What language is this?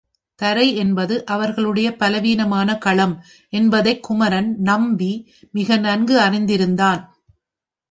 Tamil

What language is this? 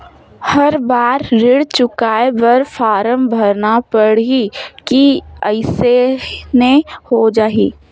Chhattisgarhi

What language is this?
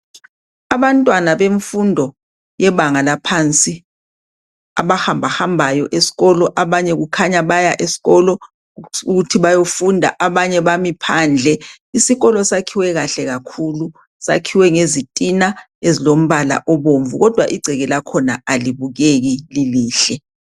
North Ndebele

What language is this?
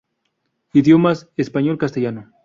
Spanish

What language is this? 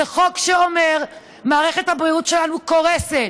Hebrew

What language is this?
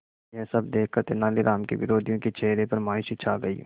Hindi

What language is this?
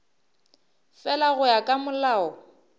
Northern Sotho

